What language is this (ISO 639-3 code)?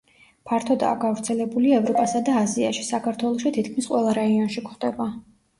kat